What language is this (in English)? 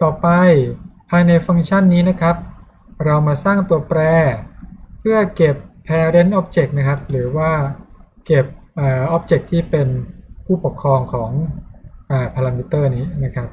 Thai